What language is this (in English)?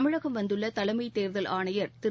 Tamil